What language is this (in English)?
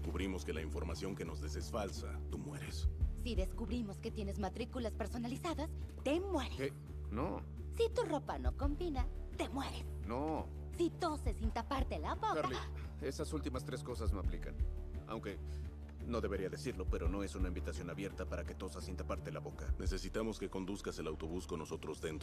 Spanish